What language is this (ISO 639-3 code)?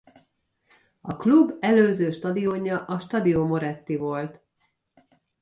hun